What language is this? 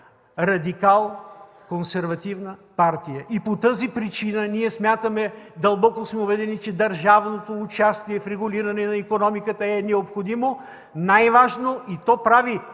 Bulgarian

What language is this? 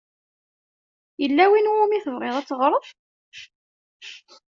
Kabyle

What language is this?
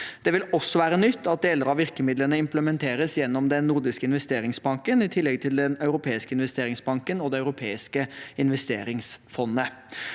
Norwegian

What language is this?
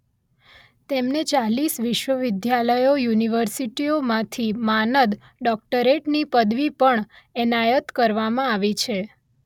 Gujarati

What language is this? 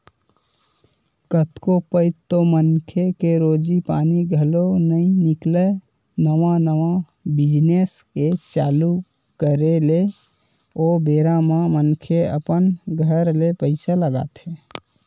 Chhattisgarhi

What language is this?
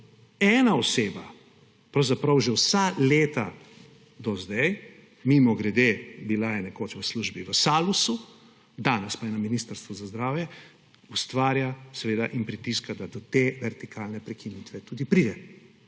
Slovenian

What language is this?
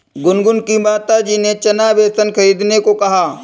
Hindi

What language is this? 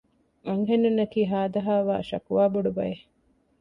Divehi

